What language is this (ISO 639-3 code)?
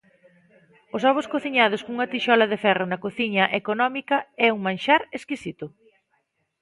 glg